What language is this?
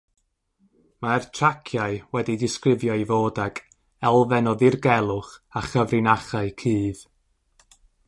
Welsh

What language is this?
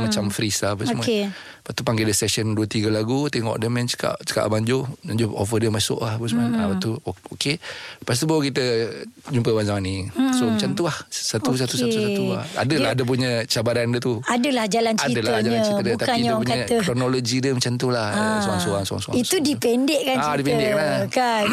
Malay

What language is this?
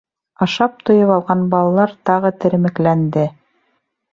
Bashkir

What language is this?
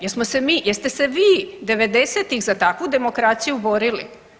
Croatian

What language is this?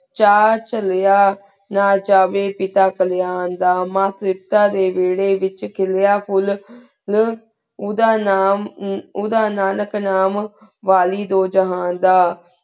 Punjabi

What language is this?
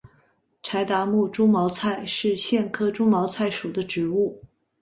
Chinese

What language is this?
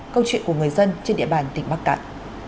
Vietnamese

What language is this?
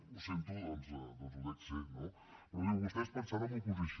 Catalan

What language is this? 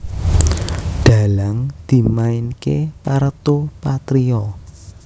Javanese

